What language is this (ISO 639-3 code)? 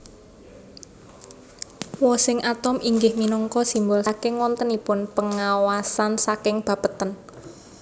jav